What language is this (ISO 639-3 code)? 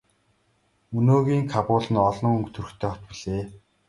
mon